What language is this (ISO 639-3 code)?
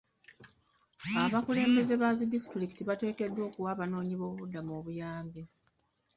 lug